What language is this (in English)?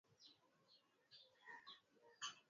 Swahili